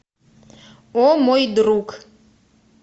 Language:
Russian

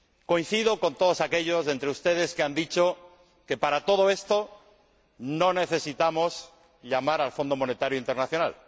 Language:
Spanish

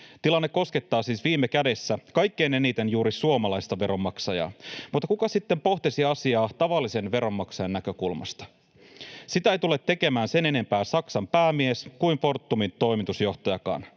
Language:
Finnish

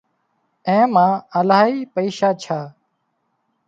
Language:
Wadiyara Koli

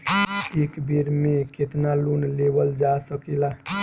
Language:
Bhojpuri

